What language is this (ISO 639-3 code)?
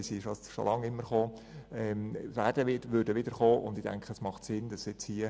gsw